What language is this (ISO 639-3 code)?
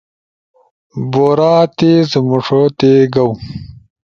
ush